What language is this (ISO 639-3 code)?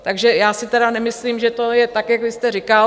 ces